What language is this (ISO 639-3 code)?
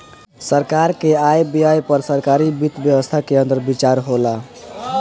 bho